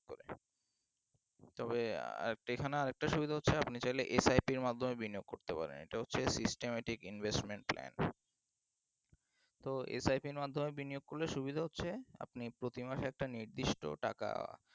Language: Bangla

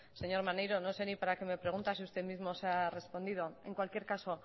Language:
Spanish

